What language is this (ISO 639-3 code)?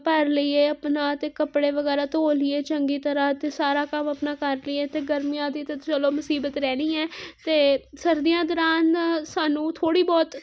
pan